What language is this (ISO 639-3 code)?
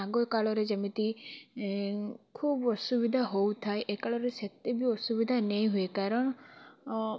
ori